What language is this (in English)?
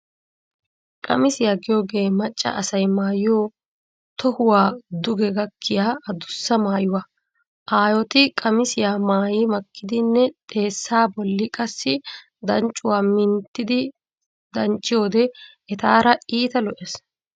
Wolaytta